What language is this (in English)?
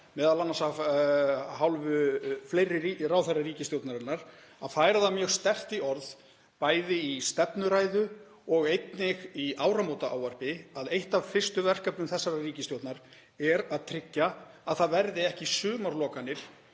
Icelandic